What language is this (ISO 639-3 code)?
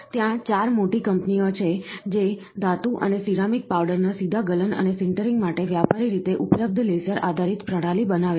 guj